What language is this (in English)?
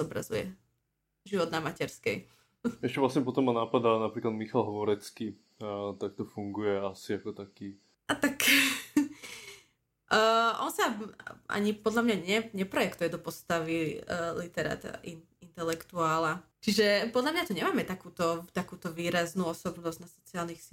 Slovak